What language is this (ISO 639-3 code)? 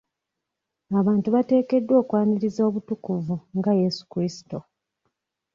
lug